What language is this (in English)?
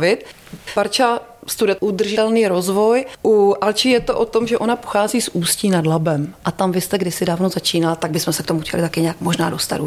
Czech